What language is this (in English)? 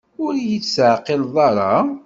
Kabyle